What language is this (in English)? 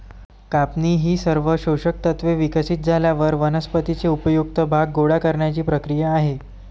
Marathi